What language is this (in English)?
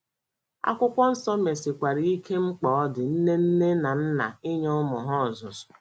Igbo